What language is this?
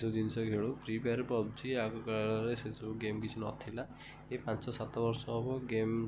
Odia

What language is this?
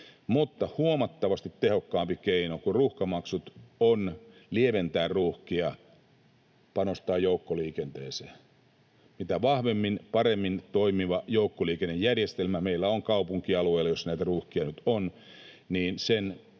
Finnish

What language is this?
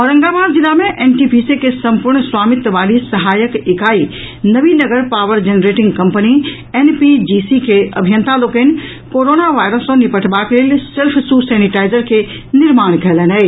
Maithili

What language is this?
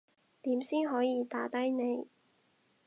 Cantonese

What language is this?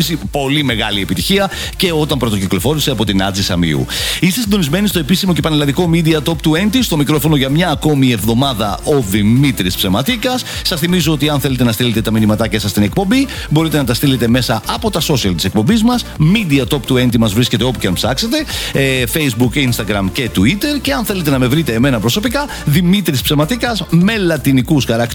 Greek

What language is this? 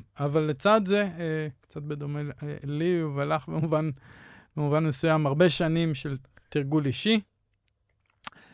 Hebrew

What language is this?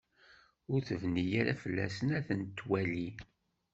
Kabyle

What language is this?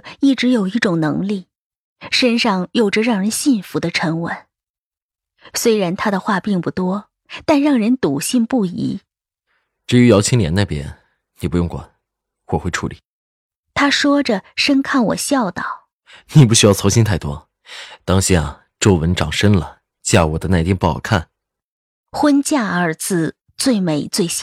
Chinese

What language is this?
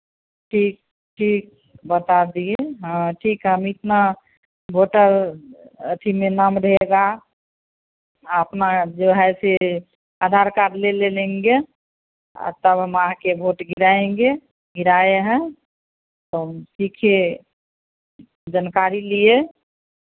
Hindi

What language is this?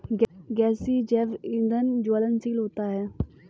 Hindi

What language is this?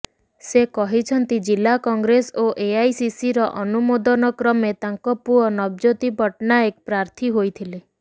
Odia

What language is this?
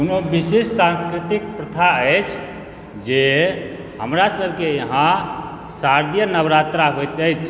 Maithili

